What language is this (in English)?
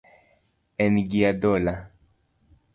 Luo (Kenya and Tanzania)